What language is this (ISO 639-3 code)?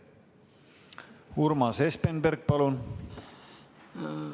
est